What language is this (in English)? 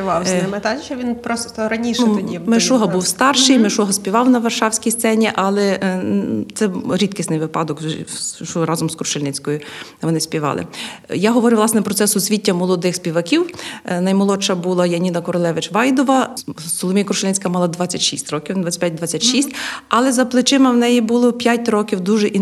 Ukrainian